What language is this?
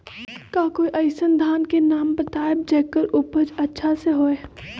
Magahi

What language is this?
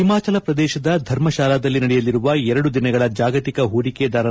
Kannada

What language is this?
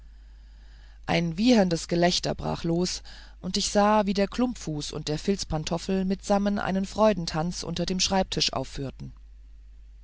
German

